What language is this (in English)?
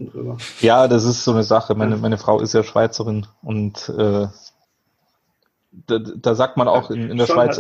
German